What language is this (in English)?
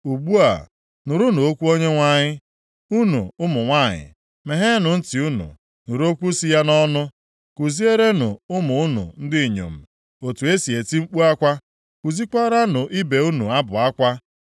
Igbo